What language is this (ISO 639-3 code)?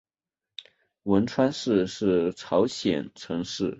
zho